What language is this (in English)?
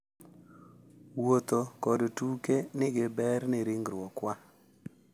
Luo (Kenya and Tanzania)